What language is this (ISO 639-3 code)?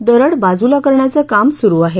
mar